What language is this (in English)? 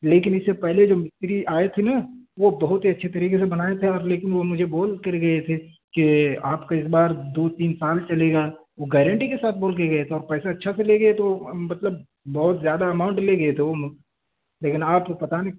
Urdu